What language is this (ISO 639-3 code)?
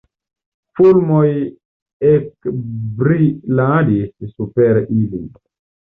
epo